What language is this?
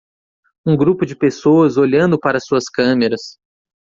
Portuguese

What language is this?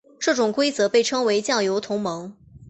Chinese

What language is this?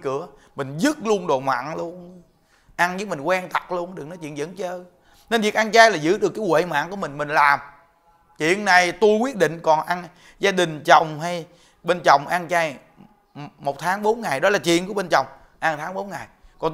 Vietnamese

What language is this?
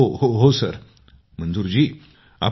Marathi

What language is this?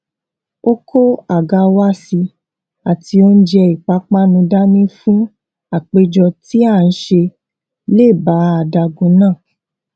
Yoruba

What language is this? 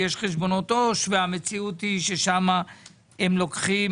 Hebrew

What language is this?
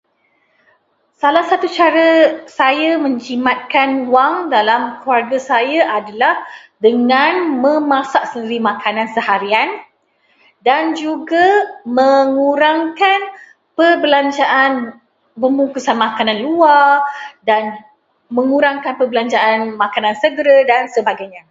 Malay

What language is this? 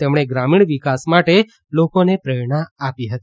Gujarati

